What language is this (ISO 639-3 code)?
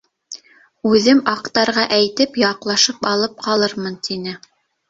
bak